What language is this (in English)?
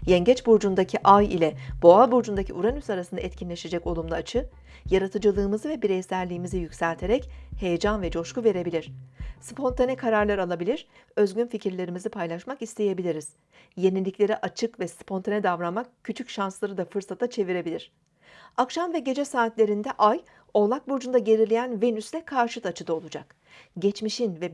Turkish